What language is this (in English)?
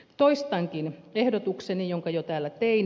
Finnish